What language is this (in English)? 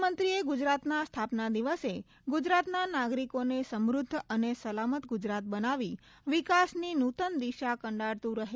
Gujarati